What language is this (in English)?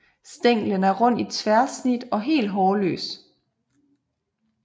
Danish